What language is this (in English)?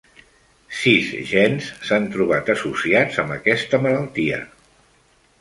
Catalan